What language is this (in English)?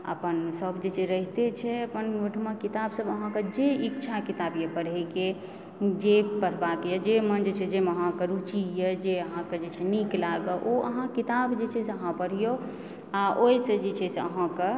Maithili